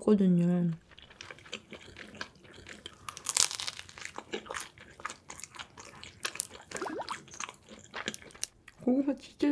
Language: Korean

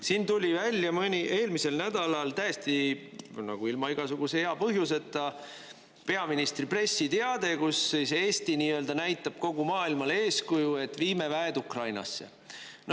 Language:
Estonian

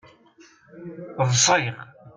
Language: Kabyle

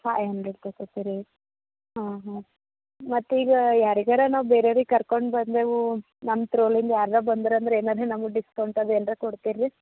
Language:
Kannada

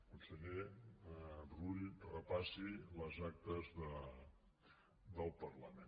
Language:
Catalan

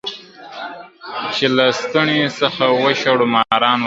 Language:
Pashto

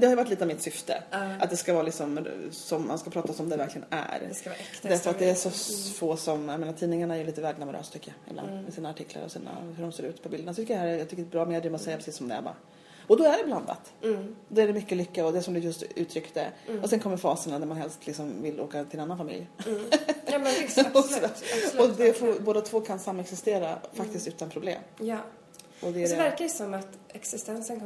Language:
Swedish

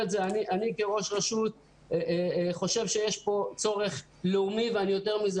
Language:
Hebrew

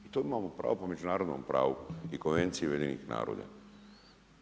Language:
Croatian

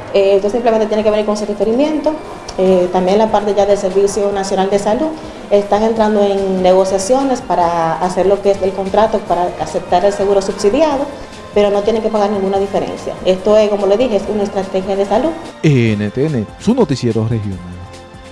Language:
Spanish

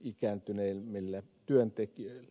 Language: Finnish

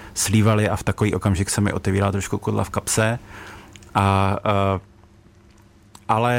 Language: Czech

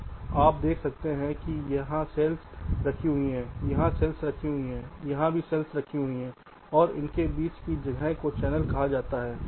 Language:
Hindi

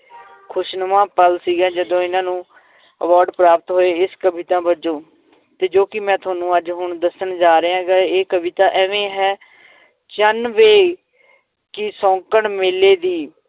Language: Punjabi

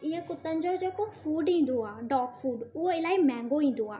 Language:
Sindhi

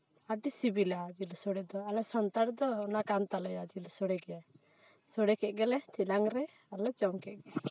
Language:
Santali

